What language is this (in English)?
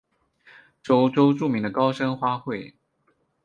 Chinese